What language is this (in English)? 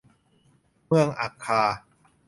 Thai